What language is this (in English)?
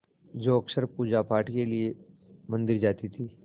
Hindi